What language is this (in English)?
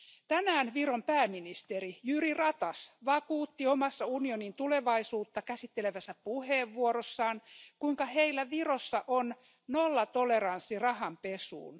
Finnish